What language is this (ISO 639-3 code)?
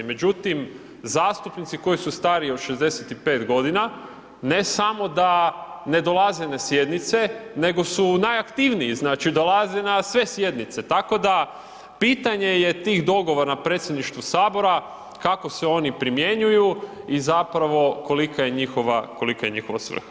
hrv